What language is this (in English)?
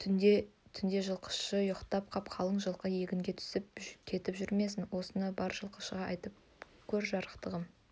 Kazakh